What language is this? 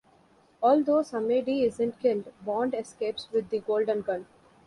English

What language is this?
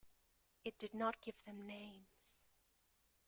English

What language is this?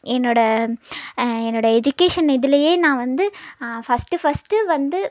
Tamil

